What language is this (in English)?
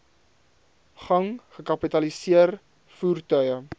Afrikaans